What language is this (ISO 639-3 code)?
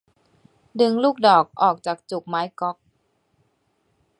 tha